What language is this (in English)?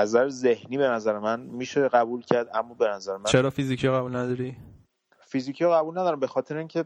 Persian